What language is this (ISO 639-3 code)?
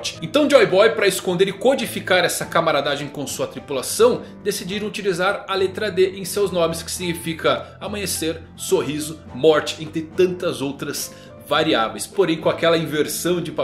por